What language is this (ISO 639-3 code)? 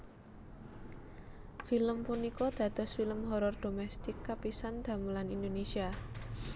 jav